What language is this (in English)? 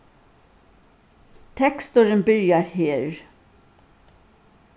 Faroese